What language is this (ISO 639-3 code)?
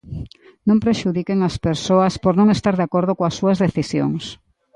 glg